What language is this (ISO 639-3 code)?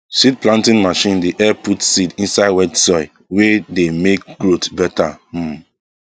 pcm